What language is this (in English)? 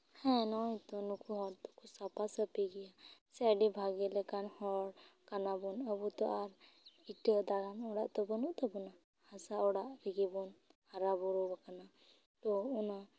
Santali